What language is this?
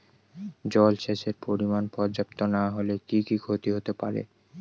Bangla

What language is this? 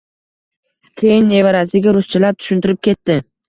Uzbek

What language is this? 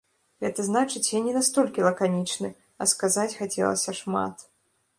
Belarusian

